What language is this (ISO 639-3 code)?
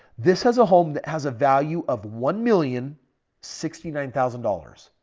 eng